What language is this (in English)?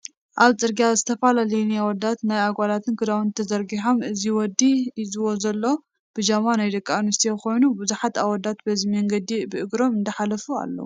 Tigrinya